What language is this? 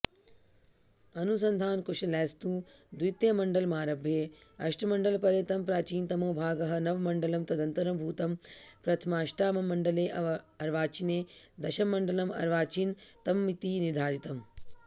Sanskrit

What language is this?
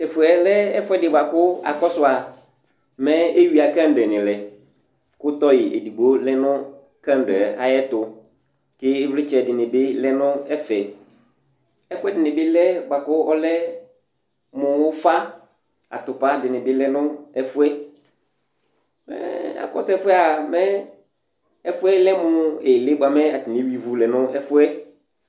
Ikposo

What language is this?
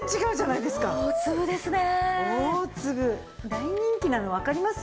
Japanese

